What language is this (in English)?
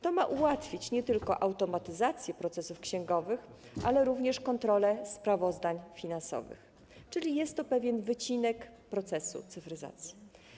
Polish